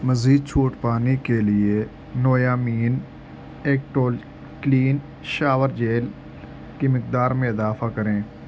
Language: Urdu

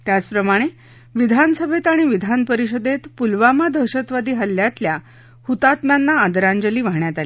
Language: Marathi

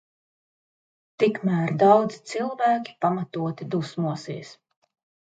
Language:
Latvian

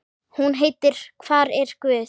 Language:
Icelandic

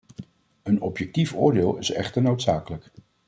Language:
Dutch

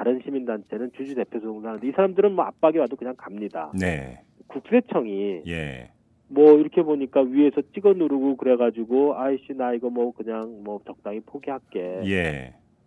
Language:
Korean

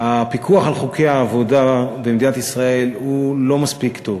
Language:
Hebrew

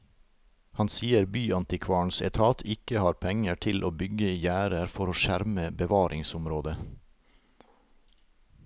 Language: Norwegian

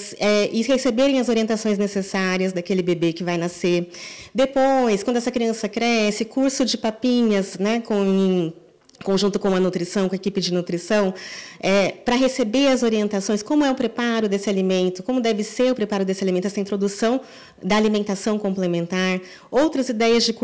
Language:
Portuguese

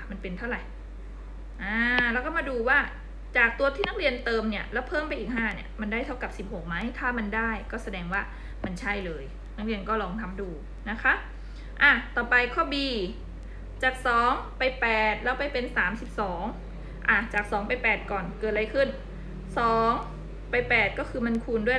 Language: Thai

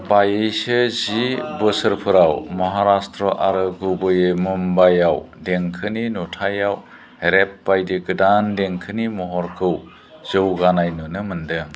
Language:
Bodo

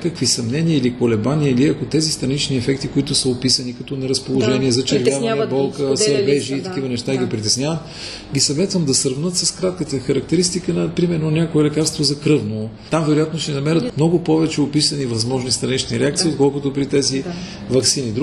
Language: Bulgarian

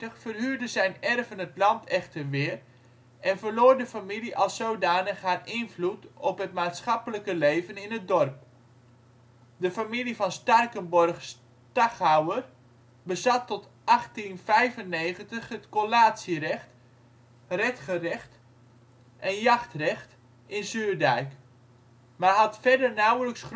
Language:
Dutch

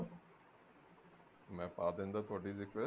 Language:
Punjabi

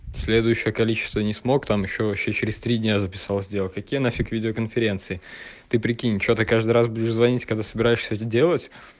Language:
Russian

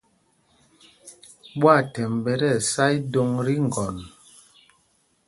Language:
Mpumpong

